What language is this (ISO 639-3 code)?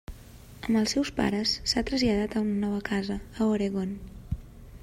cat